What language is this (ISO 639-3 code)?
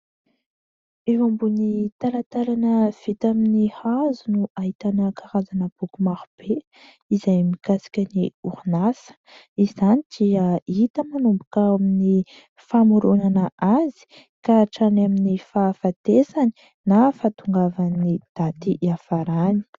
mlg